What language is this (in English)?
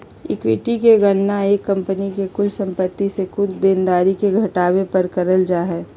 Magahi